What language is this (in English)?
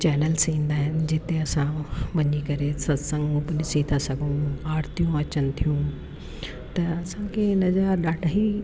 Sindhi